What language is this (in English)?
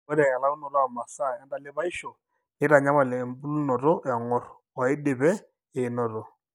Masai